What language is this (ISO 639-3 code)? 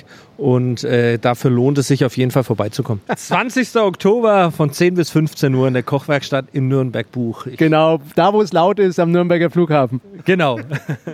deu